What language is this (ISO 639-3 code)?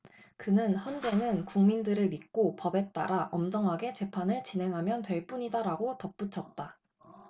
kor